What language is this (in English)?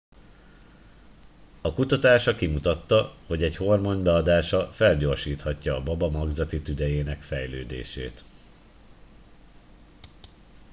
Hungarian